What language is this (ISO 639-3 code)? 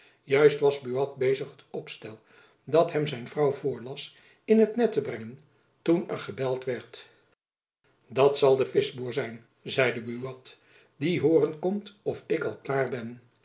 nld